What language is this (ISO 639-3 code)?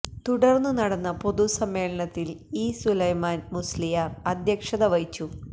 mal